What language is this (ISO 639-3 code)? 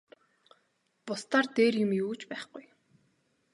mon